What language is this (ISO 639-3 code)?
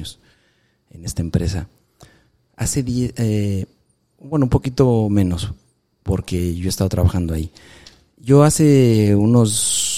spa